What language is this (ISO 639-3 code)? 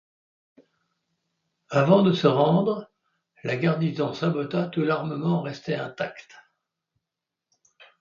fra